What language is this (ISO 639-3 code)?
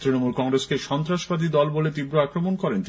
ben